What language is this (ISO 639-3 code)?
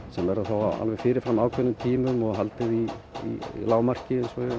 isl